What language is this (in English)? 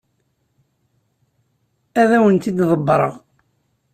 Kabyle